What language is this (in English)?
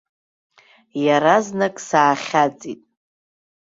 Abkhazian